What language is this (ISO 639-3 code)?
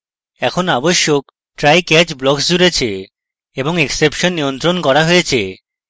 ben